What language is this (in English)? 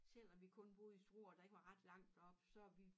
Danish